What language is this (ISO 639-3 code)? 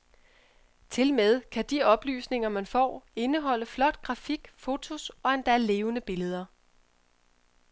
dan